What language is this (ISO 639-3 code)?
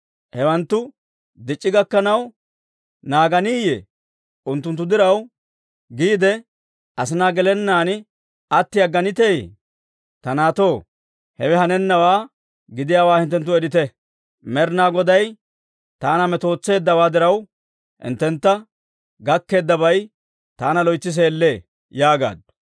dwr